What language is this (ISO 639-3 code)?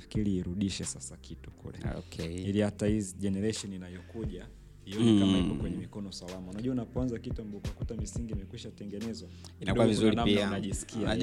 swa